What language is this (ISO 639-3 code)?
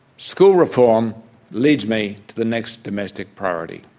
eng